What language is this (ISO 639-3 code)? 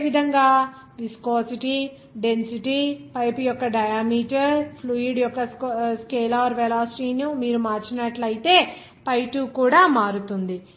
tel